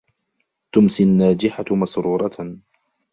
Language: Arabic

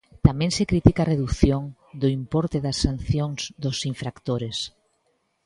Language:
Galician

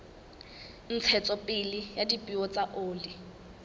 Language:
Southern Sotho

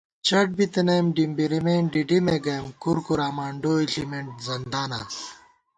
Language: Gawar-Bati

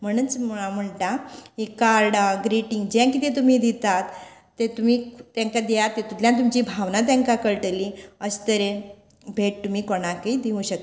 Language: Konkani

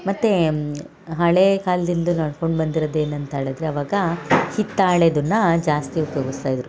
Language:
Kannada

